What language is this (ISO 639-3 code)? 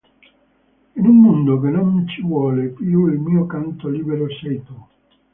ita